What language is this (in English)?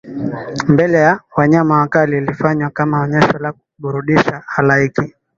Swahili